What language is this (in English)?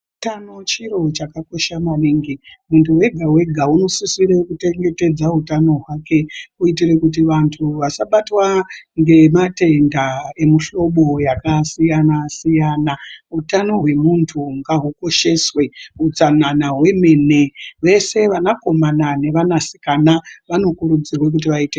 Ndau